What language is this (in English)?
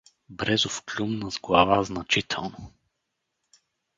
Bulgarian